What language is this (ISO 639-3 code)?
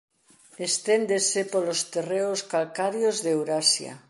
glg